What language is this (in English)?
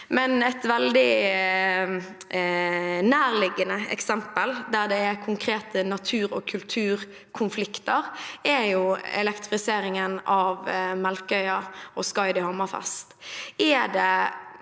Norwegian